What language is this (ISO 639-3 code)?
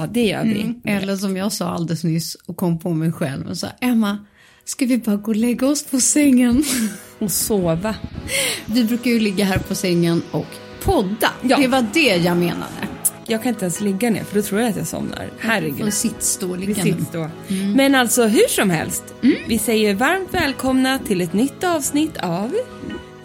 swe